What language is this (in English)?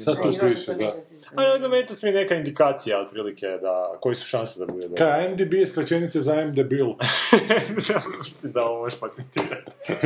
Croatian